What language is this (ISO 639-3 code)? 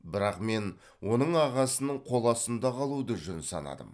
kaz